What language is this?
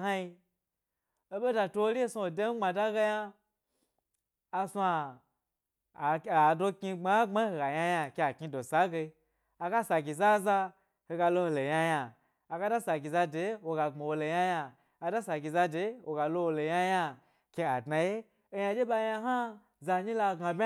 Gbari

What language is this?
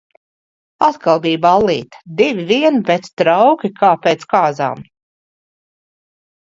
Latvian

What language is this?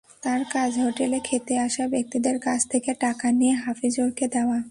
Bangla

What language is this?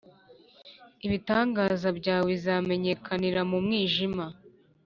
Kinyarwanda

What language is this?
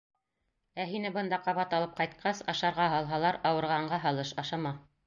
Bashkir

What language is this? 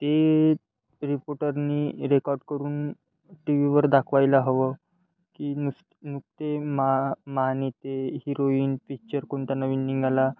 Marathi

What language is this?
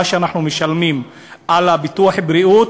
Hebrew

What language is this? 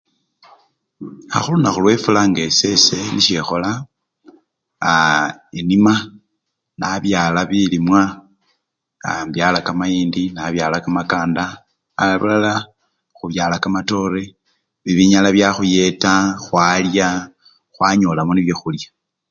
Luyia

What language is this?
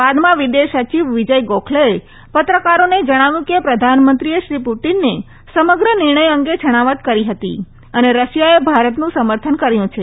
Gujarati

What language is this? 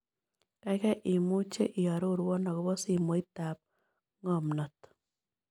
Kalenjin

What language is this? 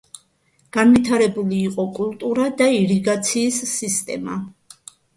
Georgian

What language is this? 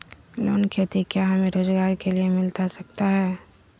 Magahi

